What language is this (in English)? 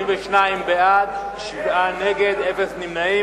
Hebrew